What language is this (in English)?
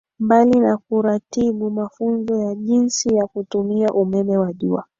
Swahili